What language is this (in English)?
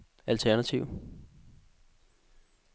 Danish